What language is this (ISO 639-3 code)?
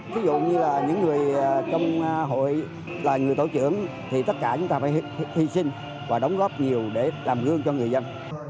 vie